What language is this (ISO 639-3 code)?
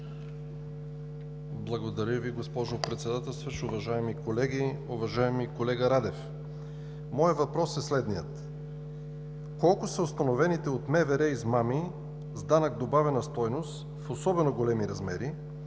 bul